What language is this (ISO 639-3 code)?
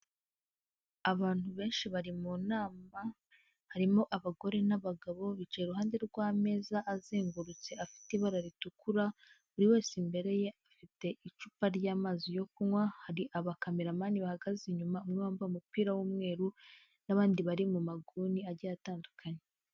kin